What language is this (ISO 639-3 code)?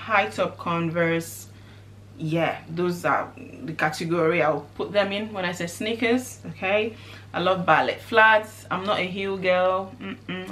eng